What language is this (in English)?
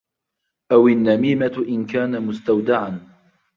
Arabic